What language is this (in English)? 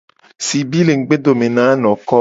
Gen